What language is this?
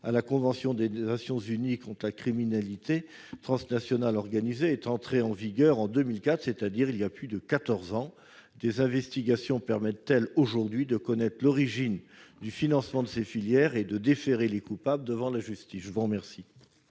French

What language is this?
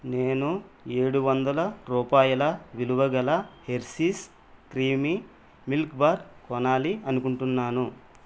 Telugu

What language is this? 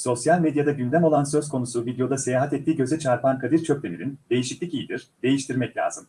Turkish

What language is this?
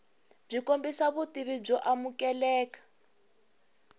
Tsonga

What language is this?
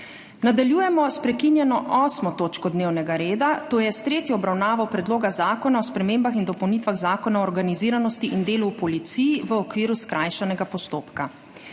Slovenian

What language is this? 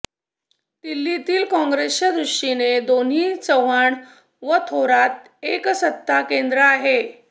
Marathi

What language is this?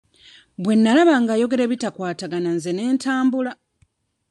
Ganda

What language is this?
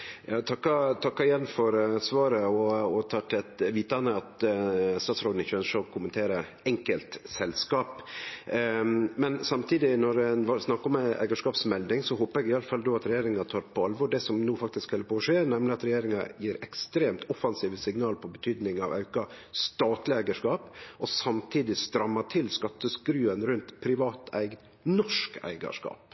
Norwegian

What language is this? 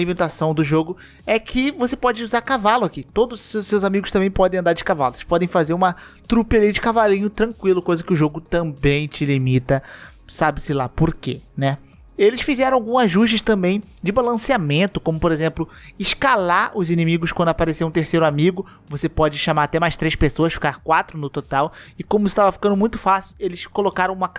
Portuguese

